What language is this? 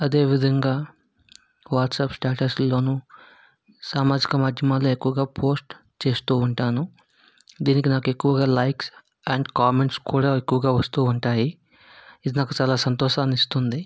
Telugu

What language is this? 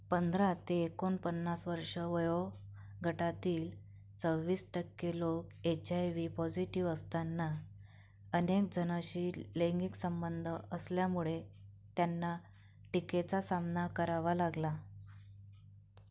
Marathi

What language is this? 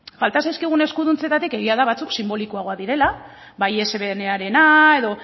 Basque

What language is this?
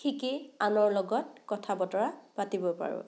Assamese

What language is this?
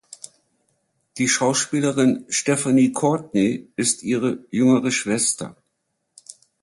German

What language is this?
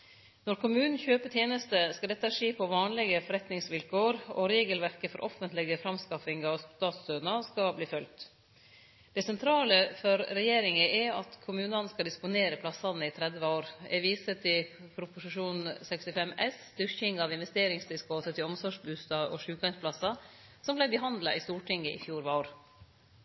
Norwegian Nynorsk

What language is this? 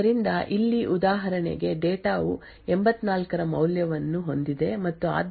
Kannada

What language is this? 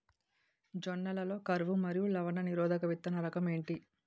Telugu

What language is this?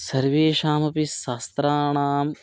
Sanskrit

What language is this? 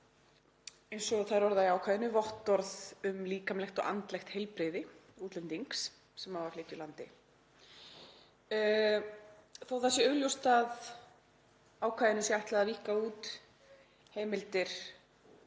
Icelandic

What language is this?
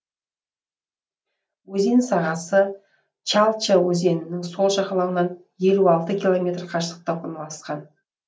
Kazakh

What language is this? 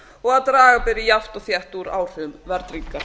Icelandic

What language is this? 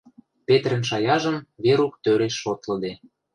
Western Mari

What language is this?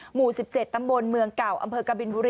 Thai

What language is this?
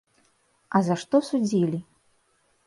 Belarusian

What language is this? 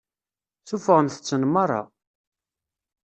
Kabyle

